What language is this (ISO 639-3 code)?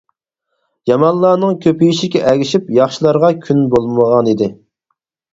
uig